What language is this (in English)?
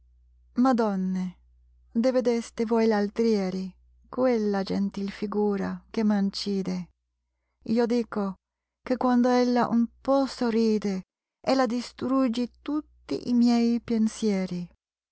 Italian